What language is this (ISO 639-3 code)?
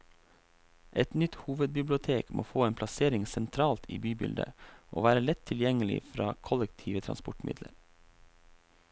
nor